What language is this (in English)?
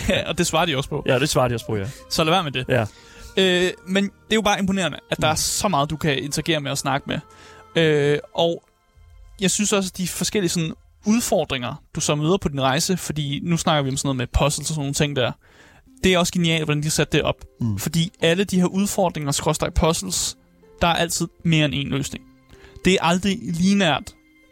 Danish